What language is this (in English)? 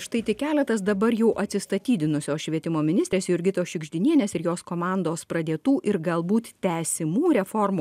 Lithuanian